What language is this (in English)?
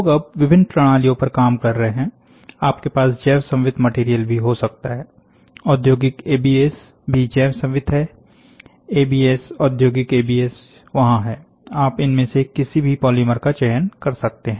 Hindi